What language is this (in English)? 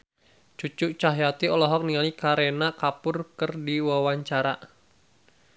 Sundanese